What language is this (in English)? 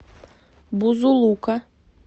Russian